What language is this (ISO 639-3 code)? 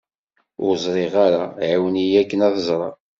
kab